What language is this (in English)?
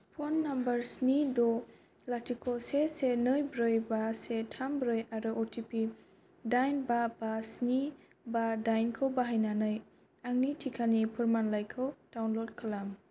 Bodo